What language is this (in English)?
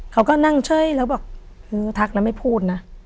Thai